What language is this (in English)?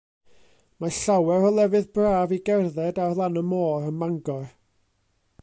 Welsh